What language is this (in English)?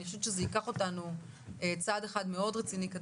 Hebrew